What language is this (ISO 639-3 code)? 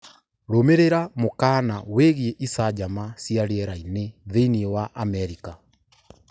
kik